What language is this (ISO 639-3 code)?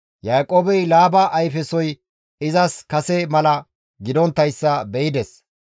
gmv